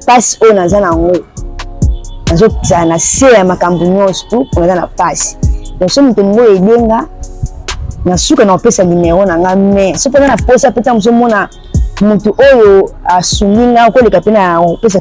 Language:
French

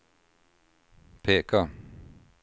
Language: Swedish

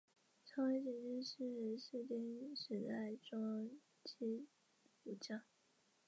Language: Chinese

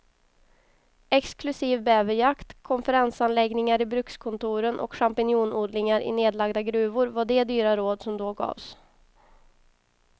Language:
Swedish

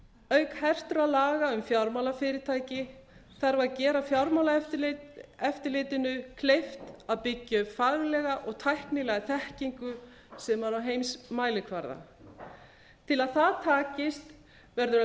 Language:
Icelandic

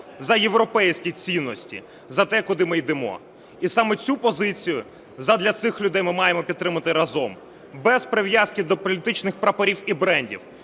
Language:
Ukrainian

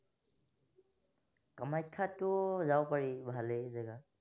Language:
Assamese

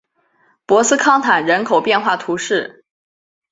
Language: Chinese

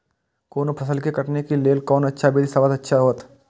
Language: Maithili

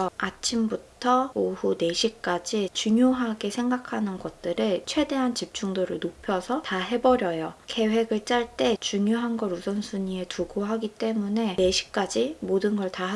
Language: Korean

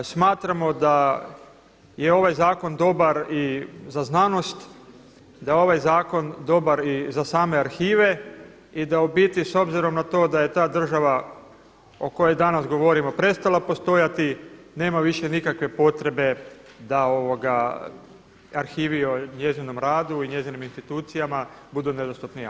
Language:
Croatian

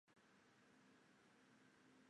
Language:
Chinese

